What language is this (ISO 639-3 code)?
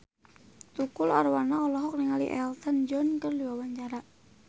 sun